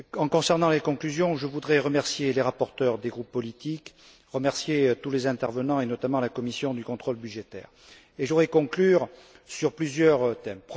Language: French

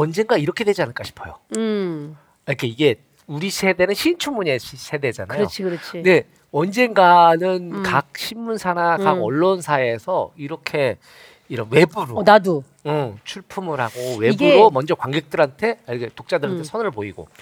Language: Korean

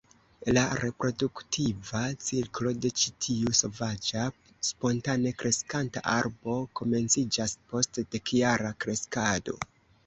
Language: Esperanto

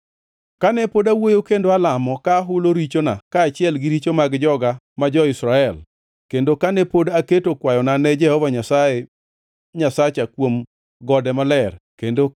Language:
Luo (Kenya and Tanzania)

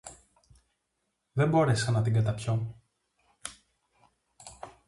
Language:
Greek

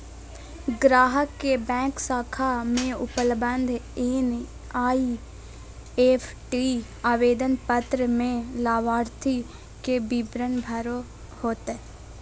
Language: Magahi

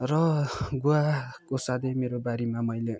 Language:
Nepali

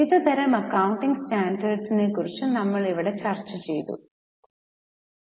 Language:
Malayalam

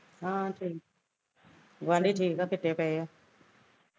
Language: Punjabi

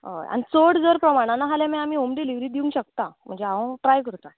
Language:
Konkani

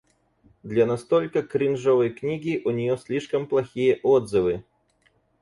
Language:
Russian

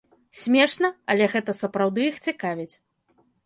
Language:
Belarusian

